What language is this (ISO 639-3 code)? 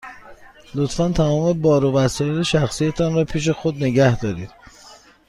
fas